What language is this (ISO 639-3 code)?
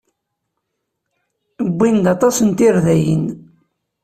kab